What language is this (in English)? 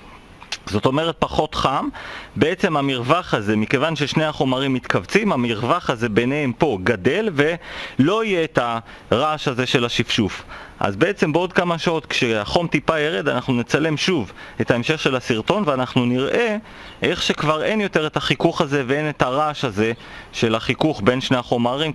Hebrew